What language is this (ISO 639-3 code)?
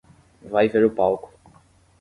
por